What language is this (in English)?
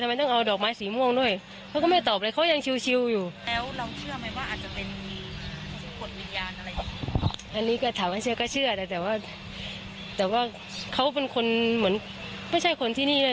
Thai